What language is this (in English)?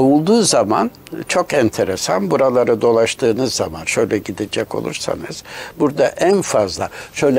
Turkish